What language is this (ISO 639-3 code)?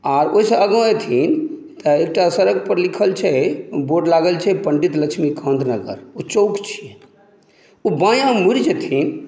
mai